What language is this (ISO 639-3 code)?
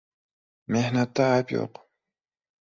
uzb